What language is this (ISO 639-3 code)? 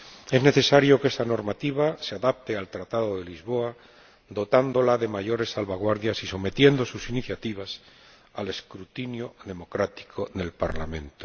spa